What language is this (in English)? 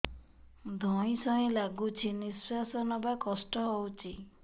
Odia